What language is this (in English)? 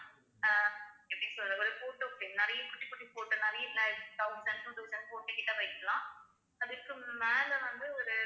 Tamil